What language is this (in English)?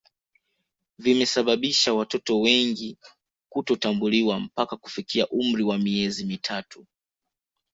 Swahili